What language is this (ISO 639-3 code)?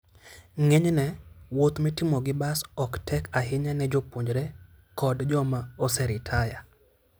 luo